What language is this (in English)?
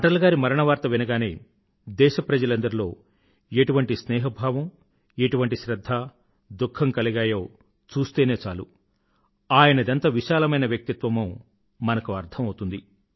Telugu